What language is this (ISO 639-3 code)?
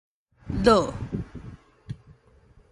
nan